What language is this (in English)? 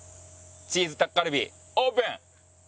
Japanese